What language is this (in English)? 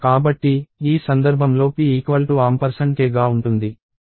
Telugu